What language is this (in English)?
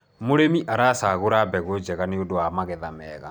Kikuyu